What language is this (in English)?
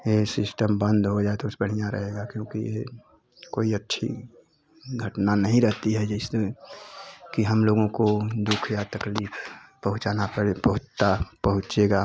Hindi